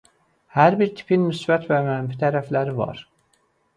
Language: Azerbaijani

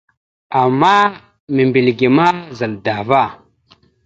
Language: Mada (Cameroon)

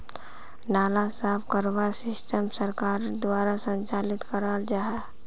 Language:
Magahi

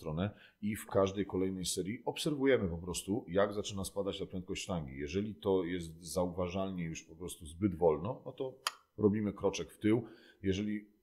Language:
Polish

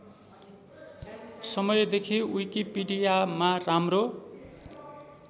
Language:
Nepali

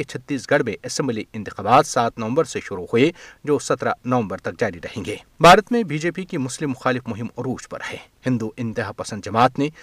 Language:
Urdu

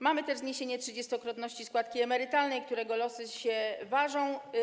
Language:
Polish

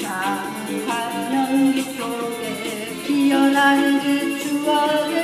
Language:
Korean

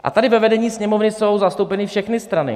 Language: Czech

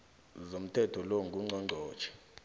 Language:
South Ndebele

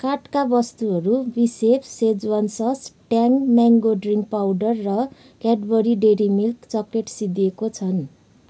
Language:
Nepali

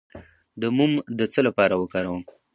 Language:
Pashto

